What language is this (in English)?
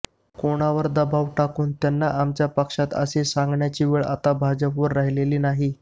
Marathi